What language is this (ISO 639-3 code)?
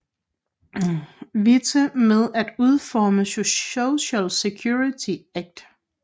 dan